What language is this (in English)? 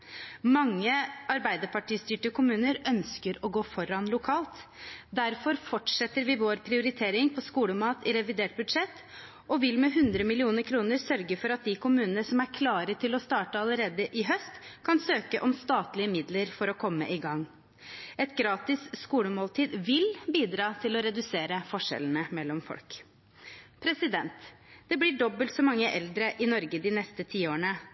Norwegian Bokmål